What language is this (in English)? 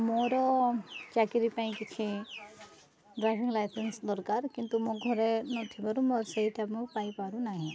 Odia